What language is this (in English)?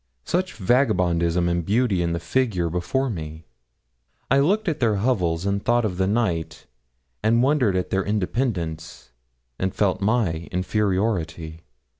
English